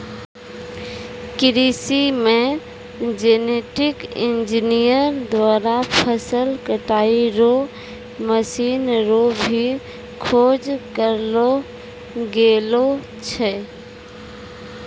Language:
Maithili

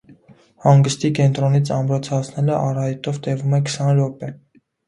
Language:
Armenian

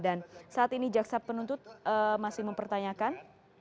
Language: Indonesian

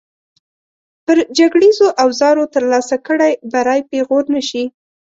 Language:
Pashto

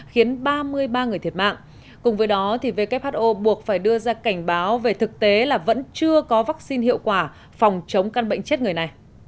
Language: Vietnamese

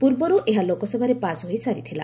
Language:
Odia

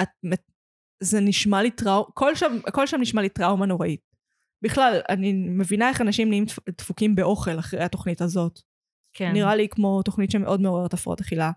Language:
Hebrew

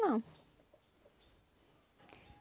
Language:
Portuguese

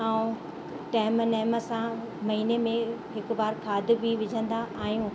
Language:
Sindhi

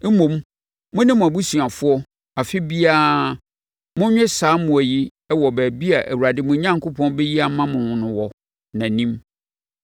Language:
Akan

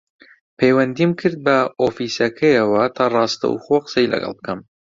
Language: Central Kurdish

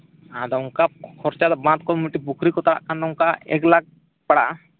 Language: Santali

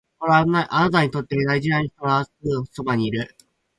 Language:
Japanese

